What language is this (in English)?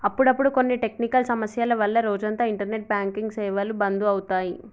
Telugu